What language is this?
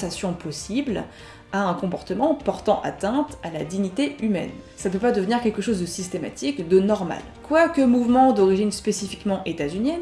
French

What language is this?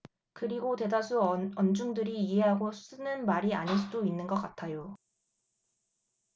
Korean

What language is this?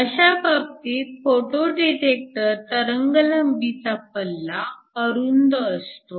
Marathi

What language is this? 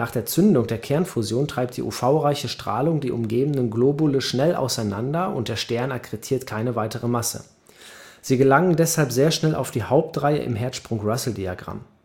German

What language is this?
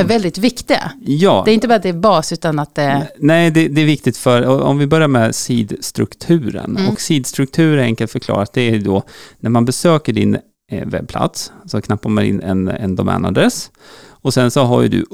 Swedish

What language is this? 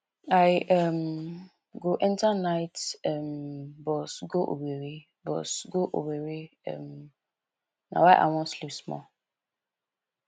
Nigerian Pidgin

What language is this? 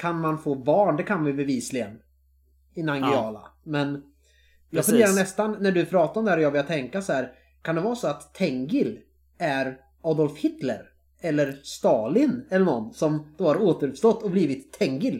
Swedish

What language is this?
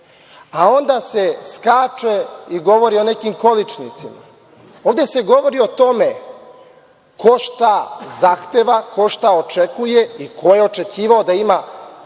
Serbian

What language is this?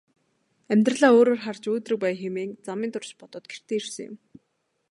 Mongolian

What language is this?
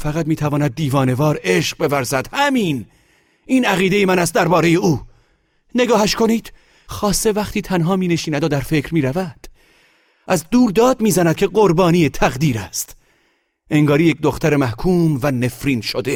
Persian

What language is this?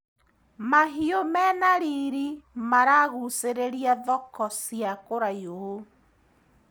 Kikuyu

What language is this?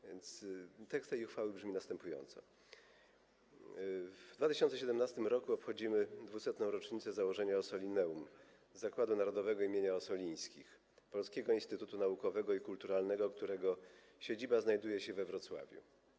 Polish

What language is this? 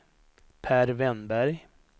Swedish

